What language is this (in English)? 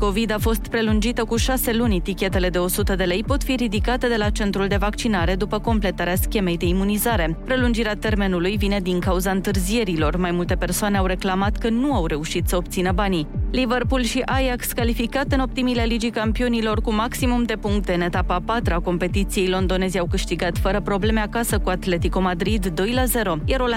Romanian